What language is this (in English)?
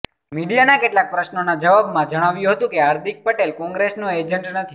Gujarati